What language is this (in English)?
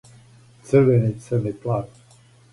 Serbian